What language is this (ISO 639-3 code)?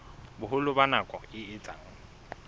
sot